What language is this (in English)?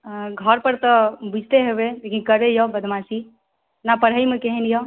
Maithili